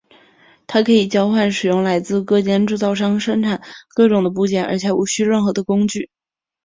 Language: Chinese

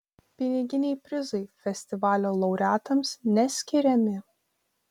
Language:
Lithuanian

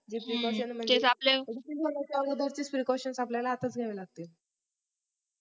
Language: Marathi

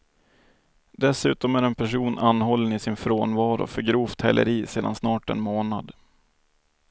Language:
Swedish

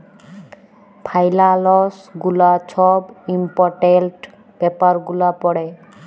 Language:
Bangla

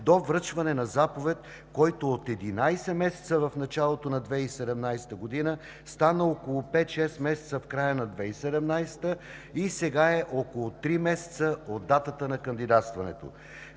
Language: Bulgarian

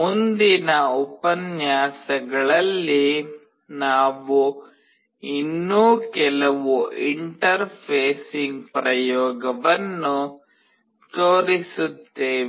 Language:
Kannada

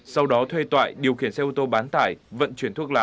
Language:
Vietnamese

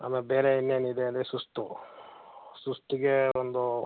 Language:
Kannada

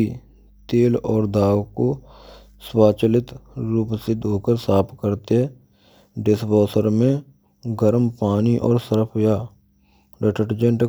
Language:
Braj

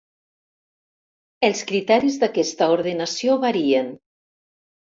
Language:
Catalan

